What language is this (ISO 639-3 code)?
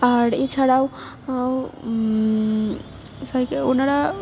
ben